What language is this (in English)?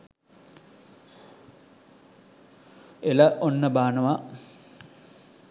Sinhala